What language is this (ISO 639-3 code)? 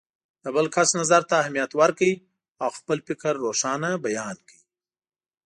pus